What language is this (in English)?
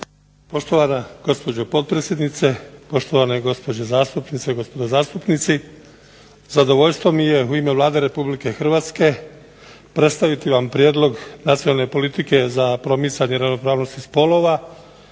Croatian